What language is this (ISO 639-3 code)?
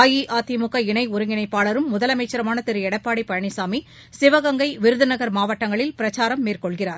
tam